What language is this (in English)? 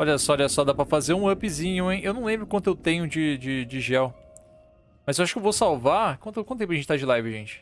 Portuguese